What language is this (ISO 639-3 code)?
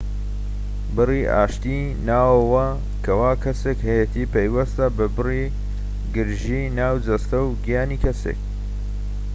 ckb